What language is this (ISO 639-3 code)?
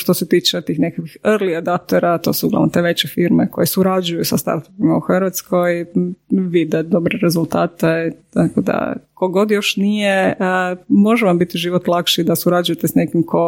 hrv